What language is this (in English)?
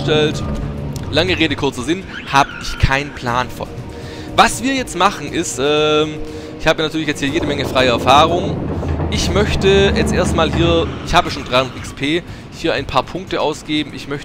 German